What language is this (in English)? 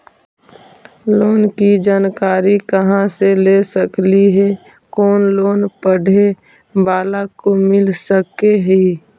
Magahi